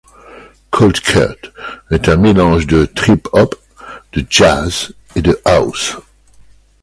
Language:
French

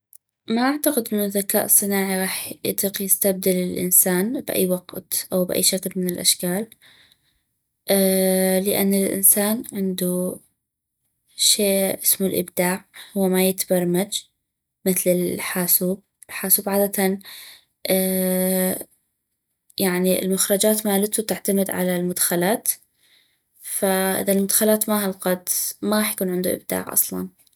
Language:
North Mesopotamian Arabic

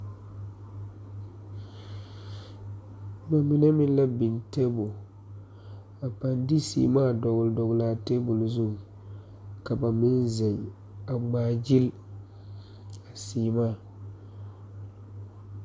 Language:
Southern Dagaare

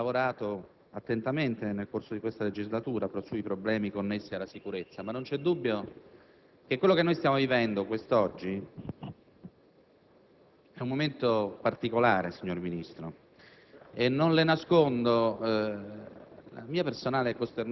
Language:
Italian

